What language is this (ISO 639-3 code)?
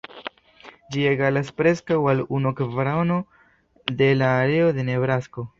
epo